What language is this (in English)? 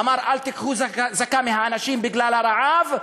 Hebrew